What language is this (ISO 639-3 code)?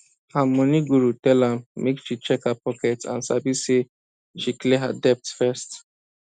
pcm